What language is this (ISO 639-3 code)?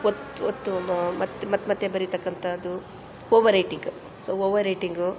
kan